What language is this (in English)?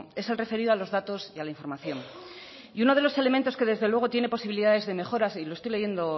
Spanish